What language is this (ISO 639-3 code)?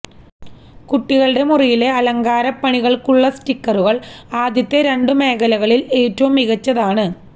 mal